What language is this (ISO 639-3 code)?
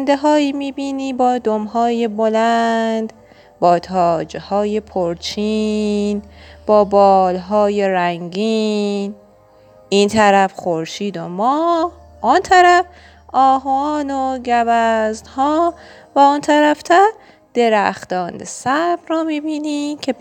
fas